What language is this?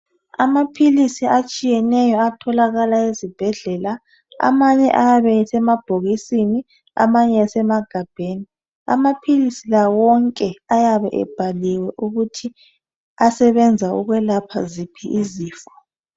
North Ndebele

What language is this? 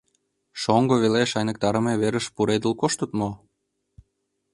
Mari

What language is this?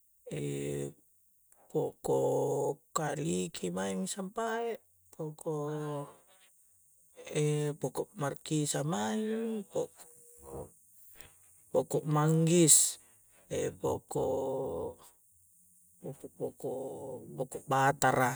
Coastal Konjo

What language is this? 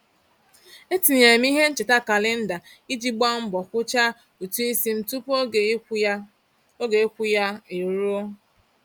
Igbo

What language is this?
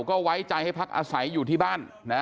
Thai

